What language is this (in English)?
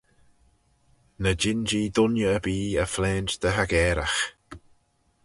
Manx